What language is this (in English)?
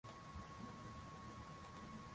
Swahili